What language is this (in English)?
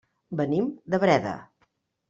Catalan